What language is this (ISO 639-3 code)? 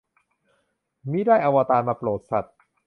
tha